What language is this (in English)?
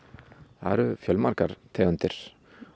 Icelandic